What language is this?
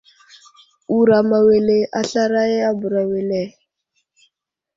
Wuzlam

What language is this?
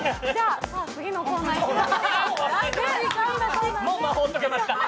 Japanese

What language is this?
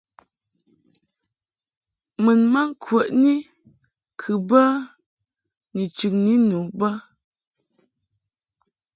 Mungaka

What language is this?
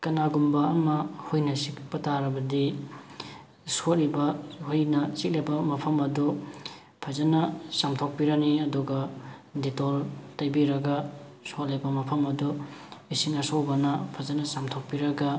Manipuri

